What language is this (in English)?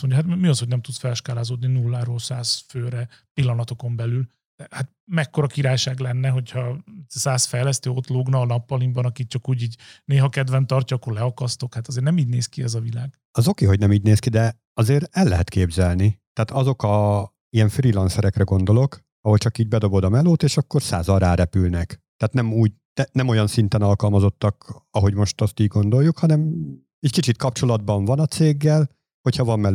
Hungarian